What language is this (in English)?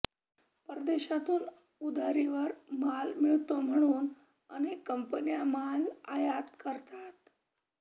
Marathi